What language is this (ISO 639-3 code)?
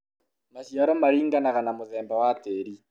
kik